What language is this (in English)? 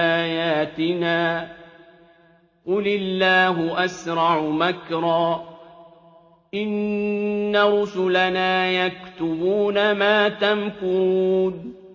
Arabic